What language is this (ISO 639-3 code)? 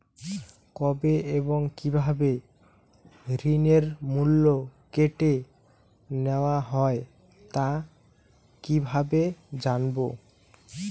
ben